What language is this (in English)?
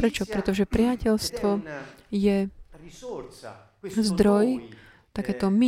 Slovak